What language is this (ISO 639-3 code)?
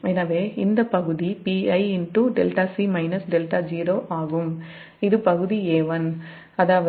tam